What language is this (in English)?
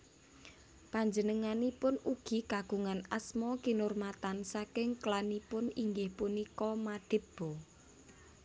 Javanese